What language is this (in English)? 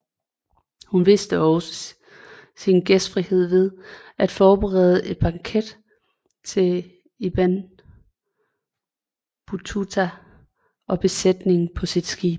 Danish